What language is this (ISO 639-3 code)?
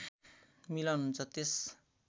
nep